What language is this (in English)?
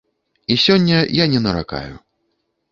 Belarusian